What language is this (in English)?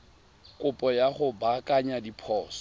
Tswana